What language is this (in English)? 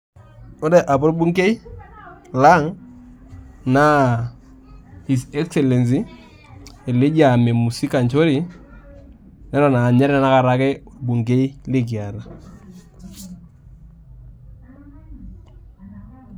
Masai